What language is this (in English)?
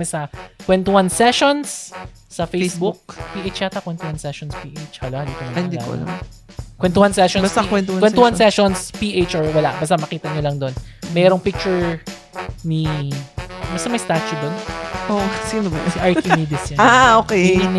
Filipino